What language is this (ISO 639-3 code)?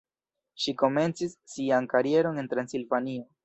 epo